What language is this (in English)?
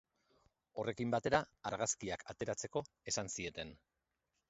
Basque